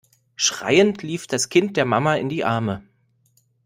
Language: German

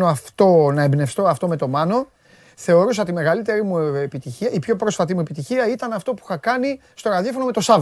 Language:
Greek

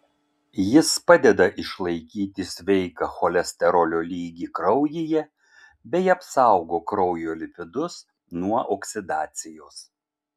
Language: Lithuanian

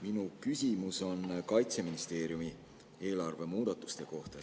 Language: Estonian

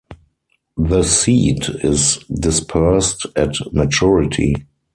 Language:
English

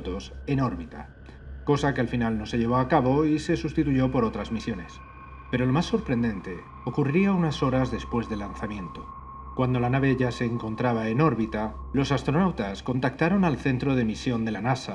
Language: Spanish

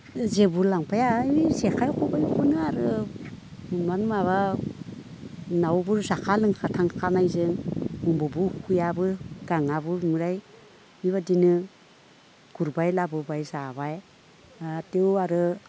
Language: Bodo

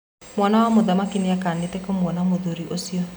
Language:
Kikuyu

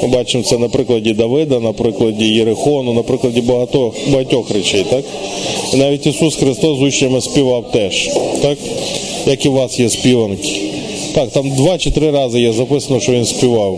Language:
Ukrainian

